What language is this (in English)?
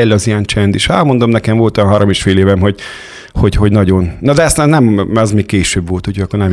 Hungarian